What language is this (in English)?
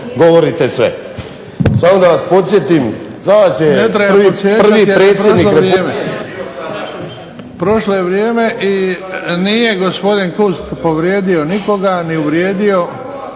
Croatian